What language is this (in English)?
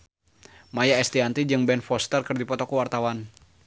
Sundanese